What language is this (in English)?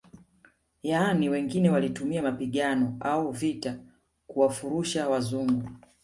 Swahili